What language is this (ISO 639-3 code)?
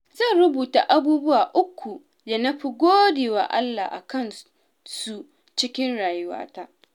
hau